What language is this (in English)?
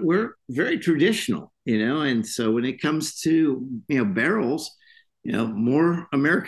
English